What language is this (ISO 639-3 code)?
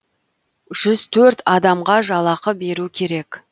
kaz